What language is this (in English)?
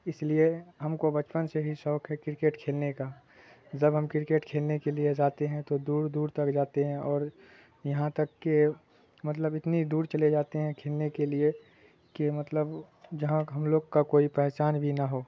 Urdu